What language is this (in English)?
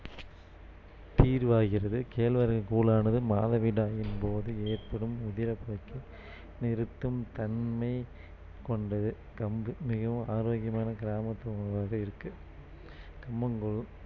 Tamil